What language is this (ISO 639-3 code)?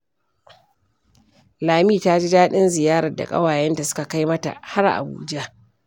hau